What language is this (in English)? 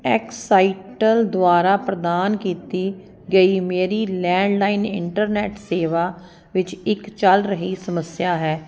Punjabi